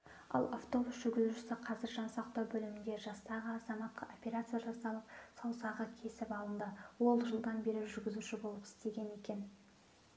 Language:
Kazakh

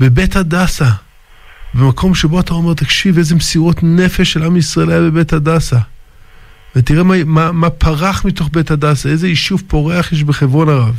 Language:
Hebrew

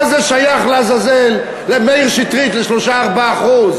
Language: Hebrew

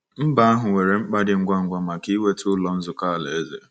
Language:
Igbo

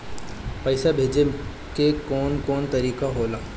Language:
Bhojpuri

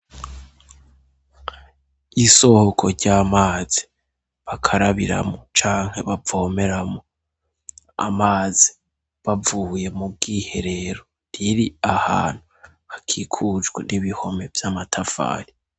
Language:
Rundi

